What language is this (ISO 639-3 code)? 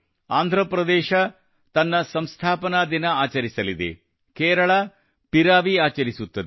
kan